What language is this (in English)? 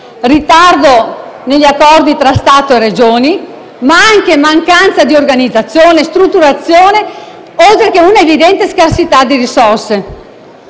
Italian